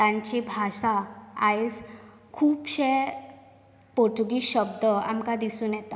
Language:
Konkani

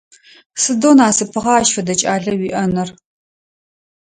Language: Adyghe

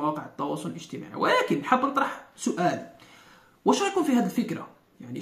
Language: Arabic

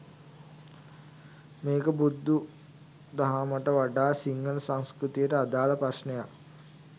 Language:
Sinhala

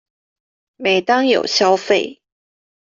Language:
Chinese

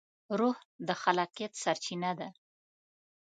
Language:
Pashto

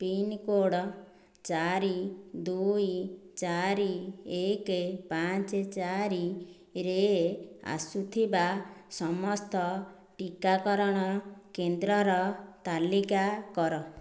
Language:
Odia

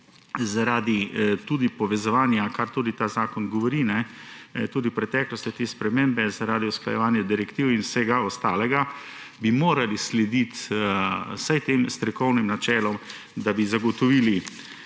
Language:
Slovenian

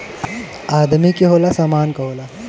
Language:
Bhojpuri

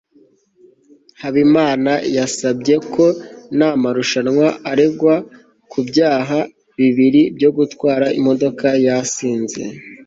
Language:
Kinyarwanda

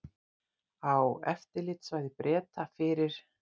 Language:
Icelandic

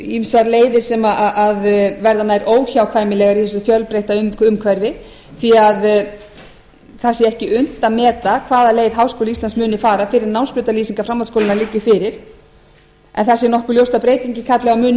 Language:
Icelandic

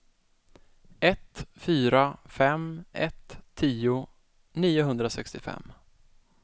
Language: Swedish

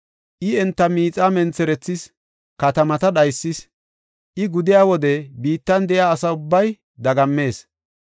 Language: Gofa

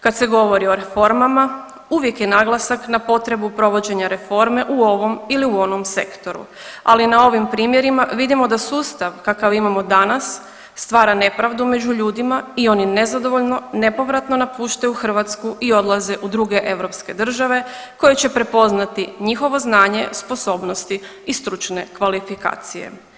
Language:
Croatian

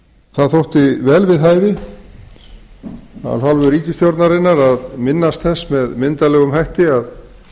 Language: Icelandic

